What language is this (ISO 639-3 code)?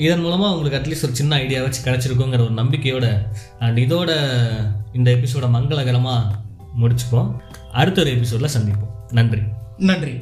tam